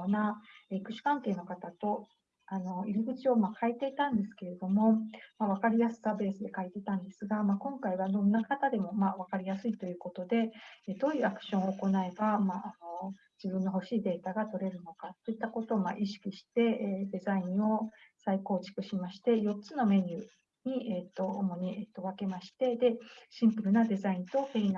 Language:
Japanese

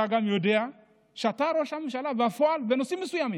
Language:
Hebrew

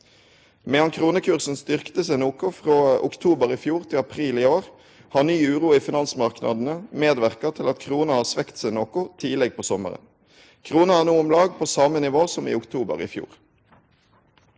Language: Norwegian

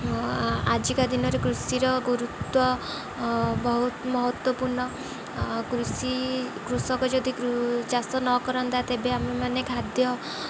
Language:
Odia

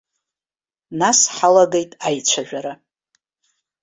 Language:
Abkhazian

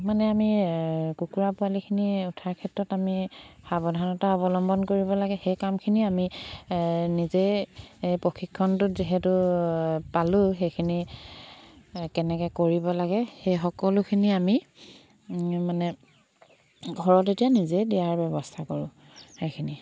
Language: Assamese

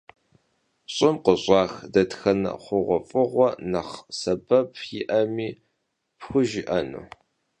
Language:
Kabardian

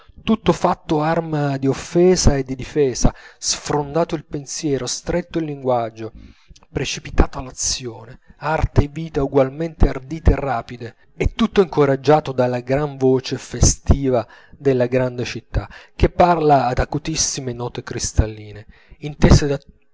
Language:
Italian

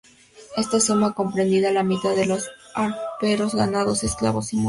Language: Spanish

